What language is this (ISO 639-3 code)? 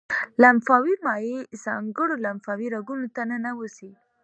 pus